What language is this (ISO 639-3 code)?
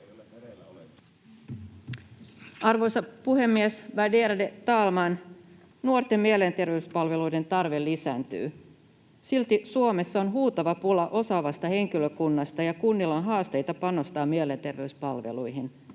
fin